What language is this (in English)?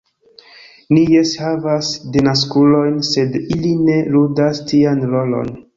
Esperanto